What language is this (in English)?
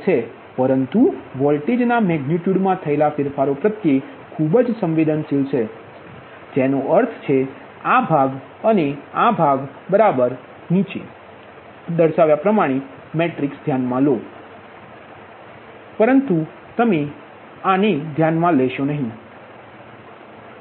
Gujarati